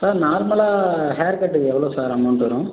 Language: Tamil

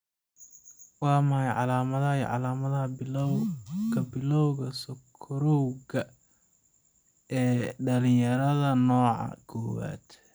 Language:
Somali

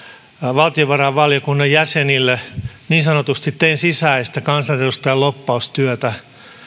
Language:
Finnish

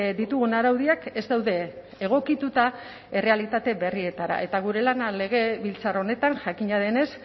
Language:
Basque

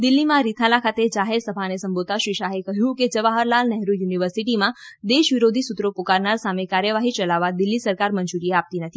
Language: Gujarati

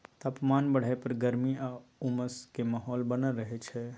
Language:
Maithili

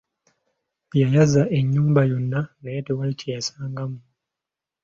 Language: Ganda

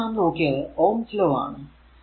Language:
Malayalam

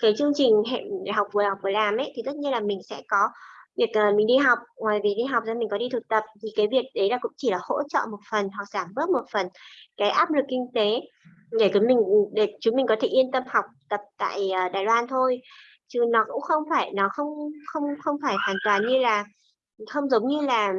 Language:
Vietnamese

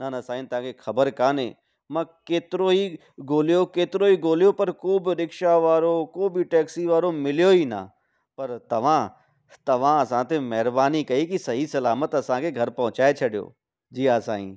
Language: Sindhi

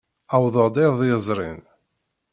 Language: Kabyle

